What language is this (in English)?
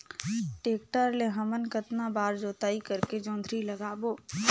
Chhattisgarhi